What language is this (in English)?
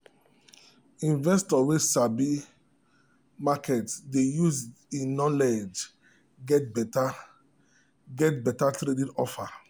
Nigerian Pidgin